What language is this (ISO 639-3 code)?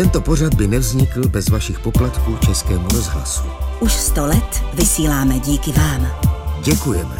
ces